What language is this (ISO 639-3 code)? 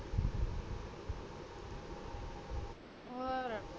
pan